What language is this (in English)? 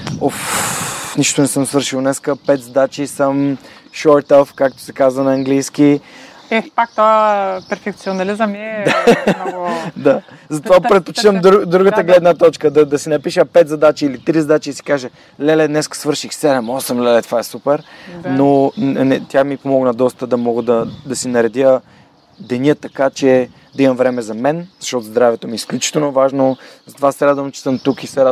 Bulgarian